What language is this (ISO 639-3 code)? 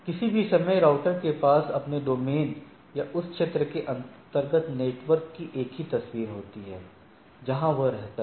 hin